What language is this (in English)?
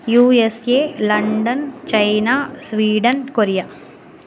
Sanskrit